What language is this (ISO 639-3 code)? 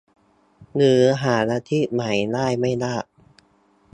tha